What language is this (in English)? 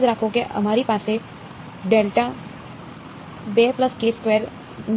Gujarati